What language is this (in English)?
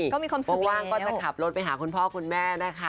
Thai